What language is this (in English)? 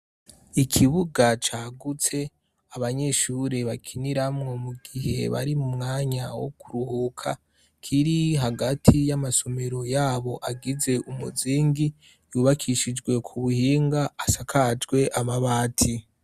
Rundi